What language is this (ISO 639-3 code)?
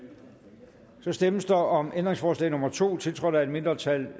dan